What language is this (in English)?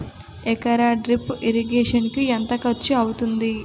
Telugu